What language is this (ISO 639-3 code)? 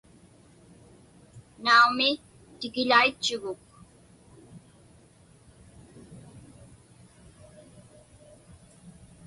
ipk